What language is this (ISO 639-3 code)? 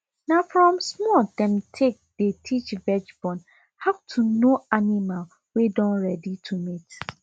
pcm